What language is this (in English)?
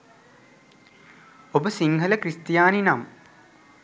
Sinhala